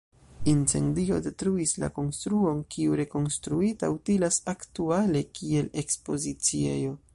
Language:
Esperanto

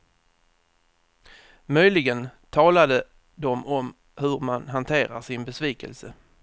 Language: Swedish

